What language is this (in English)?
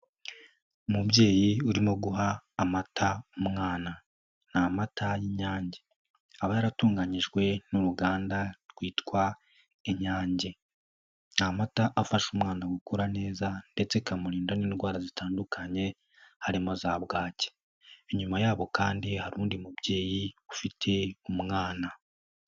Kinyarwanda